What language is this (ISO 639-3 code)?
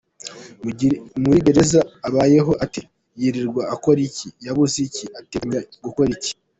kin